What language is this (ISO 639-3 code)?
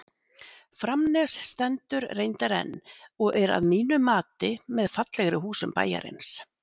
isl